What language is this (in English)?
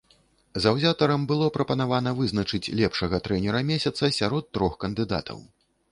Belarusian